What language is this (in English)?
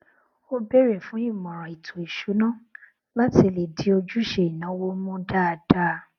Yoruba